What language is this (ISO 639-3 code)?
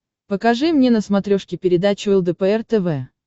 rus